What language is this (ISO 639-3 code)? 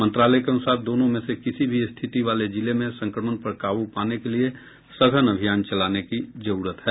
hin